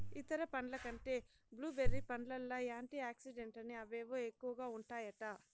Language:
Telugu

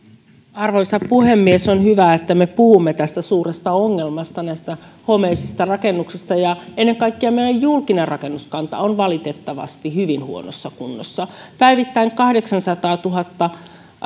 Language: Finnish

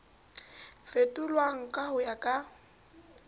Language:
Southern Sotho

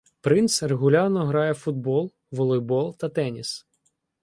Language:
Ukrainian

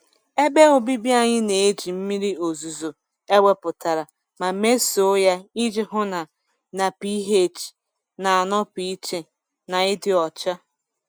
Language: Igbo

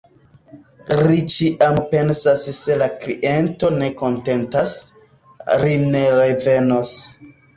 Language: Esperanto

